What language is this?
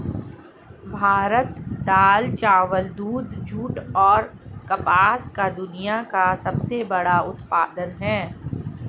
Hindi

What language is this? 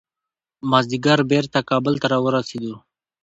Pashto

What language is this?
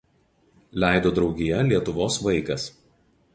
Lithuanian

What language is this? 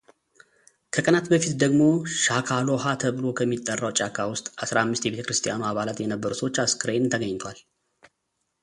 Amharic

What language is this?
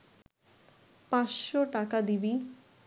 Bangla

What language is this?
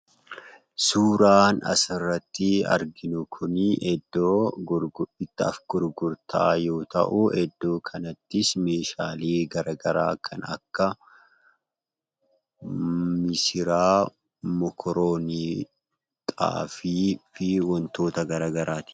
Oromo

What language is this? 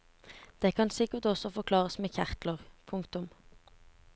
Norwegian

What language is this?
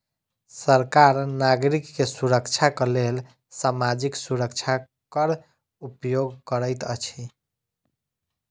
Maithili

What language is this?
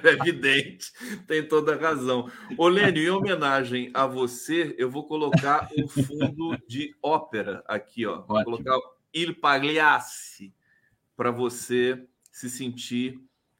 Portuguese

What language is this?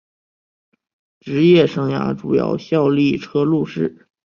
Chinese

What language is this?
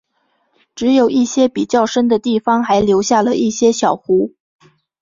Chinese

